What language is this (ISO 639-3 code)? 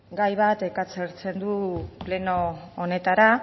eus